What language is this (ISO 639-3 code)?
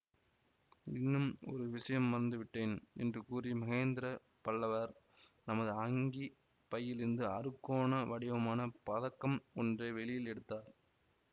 tam